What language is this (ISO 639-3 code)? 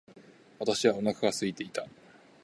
jpn